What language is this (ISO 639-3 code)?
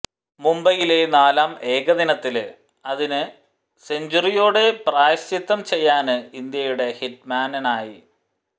mal